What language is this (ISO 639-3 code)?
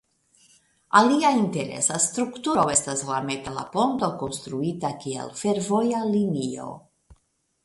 epo